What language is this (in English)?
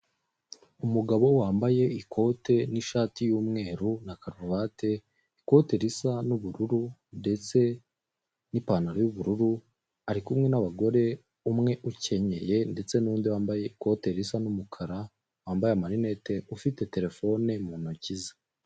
Kinyarwanda